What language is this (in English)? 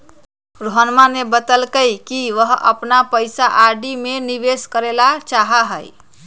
Magahi